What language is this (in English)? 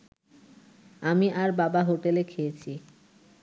Bangla